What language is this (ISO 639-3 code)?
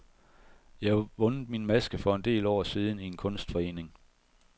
dan